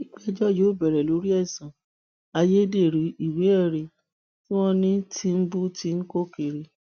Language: Yoruba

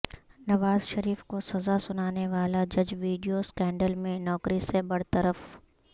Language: Urdu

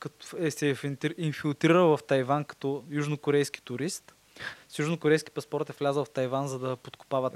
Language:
Bulgarian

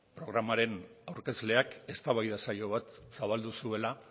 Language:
Basque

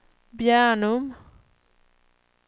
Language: Swedish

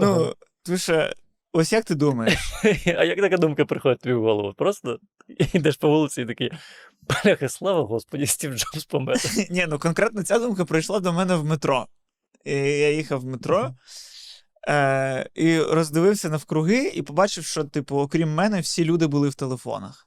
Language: Ukrainian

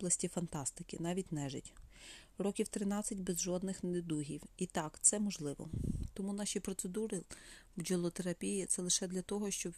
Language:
Ukrainian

